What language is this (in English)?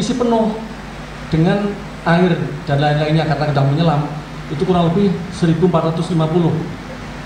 Indonesian